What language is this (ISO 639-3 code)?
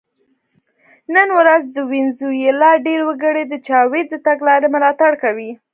pus